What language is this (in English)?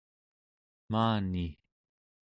Central Yupik